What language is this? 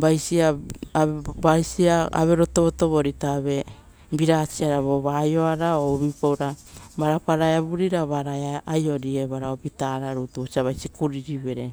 Rotokas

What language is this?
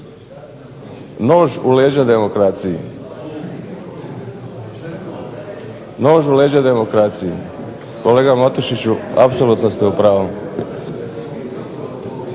Croatian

